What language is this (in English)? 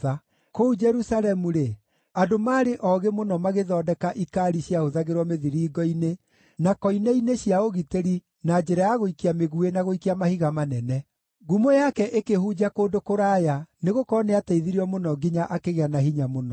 Kikuyu